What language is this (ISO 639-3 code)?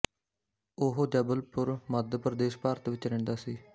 pan